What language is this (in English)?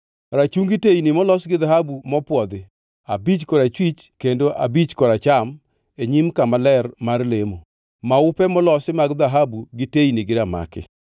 Luo (Kenya and Tanzania)